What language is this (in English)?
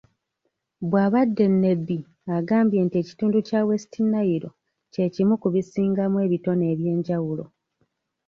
Ganda